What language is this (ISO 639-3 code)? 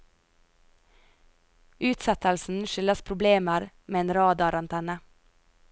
nor